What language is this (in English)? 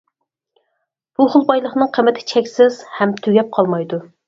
Uyghur